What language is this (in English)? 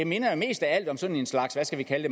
Danish